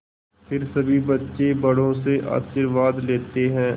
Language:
Hindi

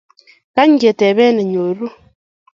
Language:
Kalenjin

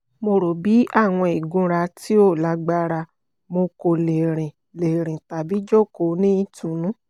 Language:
Yoruba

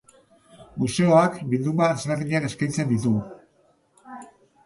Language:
Basque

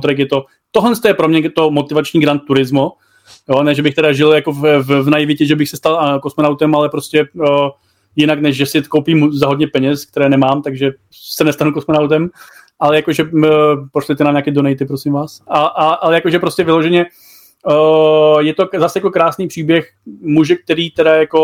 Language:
Czech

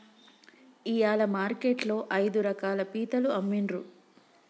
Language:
Telugu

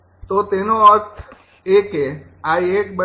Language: Gujarati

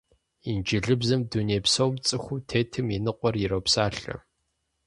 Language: Kabardian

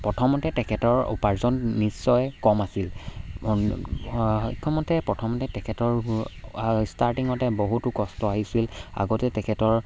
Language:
Assamese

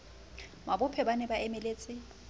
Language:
Southern Sotho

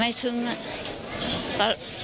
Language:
Thai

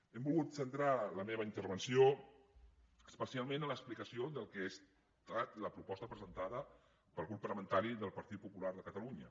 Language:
Catalan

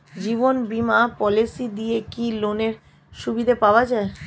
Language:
Bangla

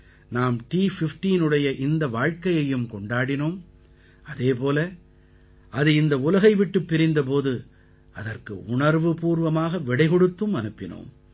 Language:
Tamil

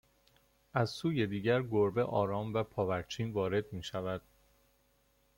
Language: Persian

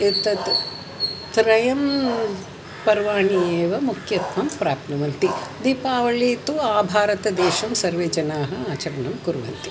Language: Sanskrit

